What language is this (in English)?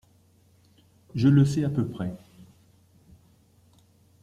French